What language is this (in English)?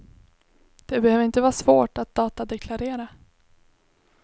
Swedish